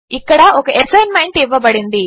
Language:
Telugu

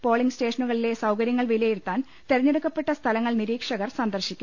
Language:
Malayalam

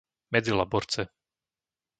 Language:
Slovak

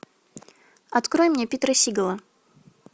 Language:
Russian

